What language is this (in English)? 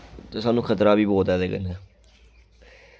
Dogri